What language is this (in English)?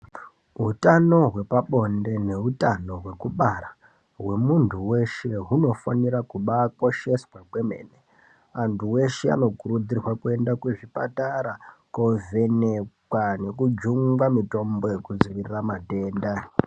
Ndau